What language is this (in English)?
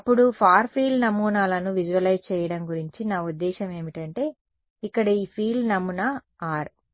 Telugu